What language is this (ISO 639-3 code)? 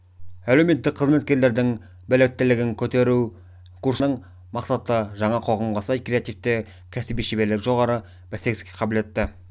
kaz